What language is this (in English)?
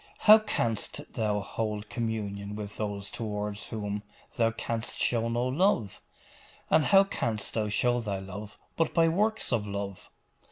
English